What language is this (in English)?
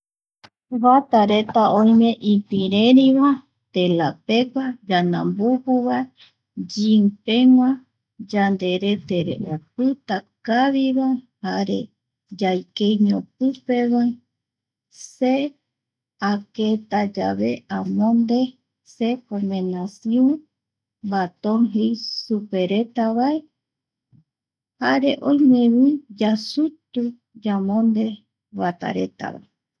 Eastern Bolivian Guaraní